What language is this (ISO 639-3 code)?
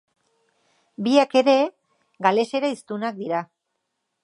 eus